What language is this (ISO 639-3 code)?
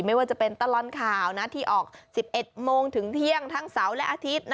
tha